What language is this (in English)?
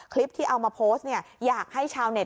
Thai